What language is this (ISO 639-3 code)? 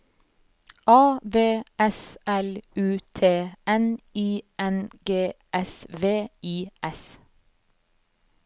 nor